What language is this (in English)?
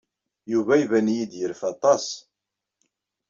Kabyle